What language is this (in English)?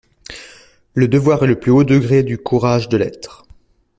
French